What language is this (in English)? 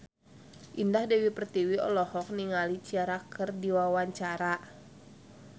Sundanese